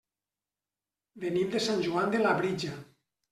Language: Catalan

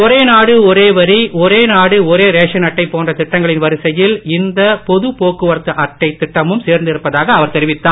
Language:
Tamil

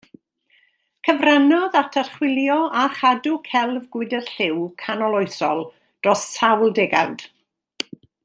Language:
Welsh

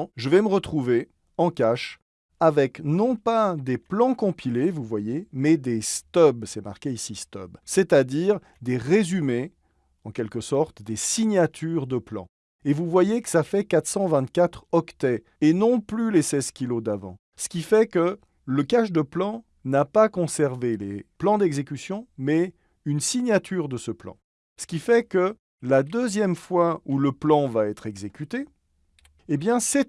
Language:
French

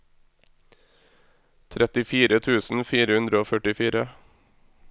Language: Norwegian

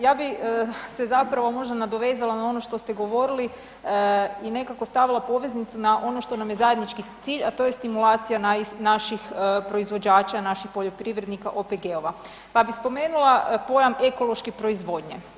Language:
Croatian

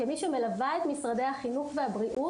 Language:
Hebrew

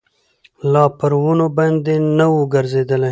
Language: Pashto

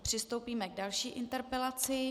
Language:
Czech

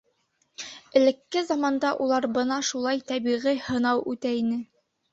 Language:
Bashkir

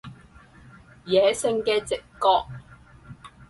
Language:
Cantonese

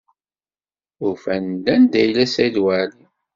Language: Kabyle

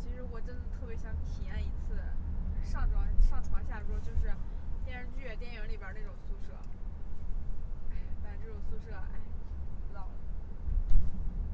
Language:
Chinese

